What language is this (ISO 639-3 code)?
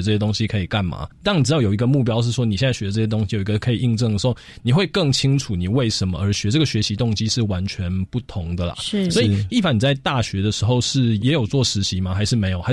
zho